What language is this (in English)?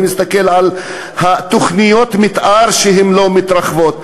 Hebrew